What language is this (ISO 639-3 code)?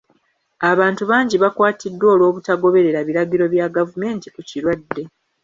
lug